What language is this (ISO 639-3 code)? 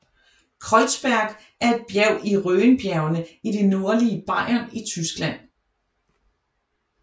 dan